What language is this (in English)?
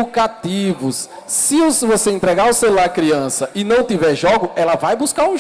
Portuguese